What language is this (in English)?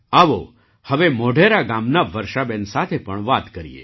Gujarati